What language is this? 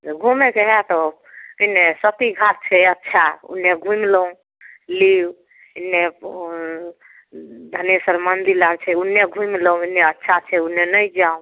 Maithili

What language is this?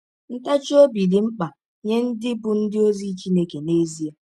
Igbo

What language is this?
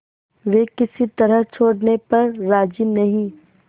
Hindi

